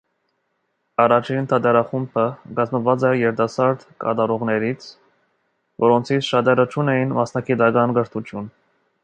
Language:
Armenian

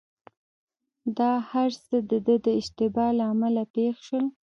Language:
Pashto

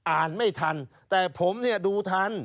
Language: Thai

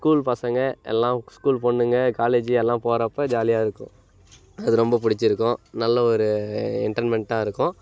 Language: Tamil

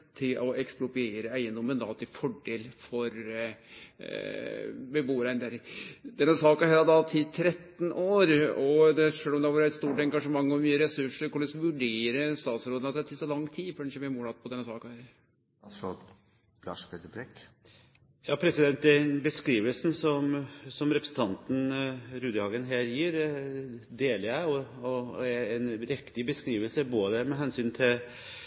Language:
Norwegian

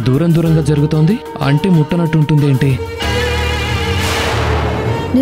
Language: Telugu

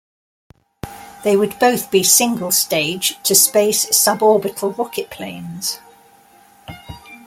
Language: English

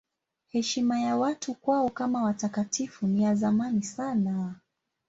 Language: Swahili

